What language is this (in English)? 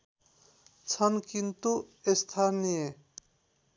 Nepali